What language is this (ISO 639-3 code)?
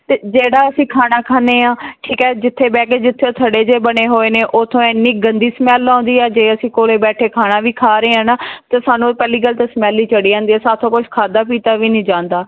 pan